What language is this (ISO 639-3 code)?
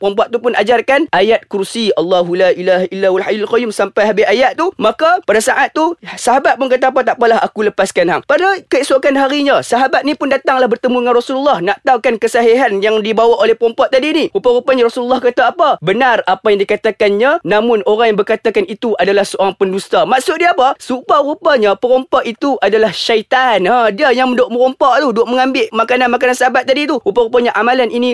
msa